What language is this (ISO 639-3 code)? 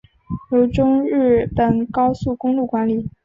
zho